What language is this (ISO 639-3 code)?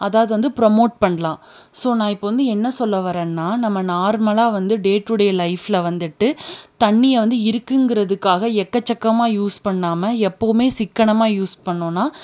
tam